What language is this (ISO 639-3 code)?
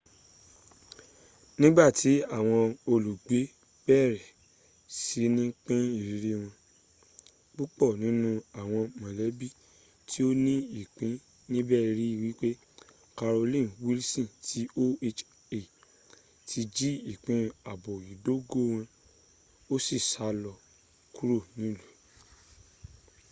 yor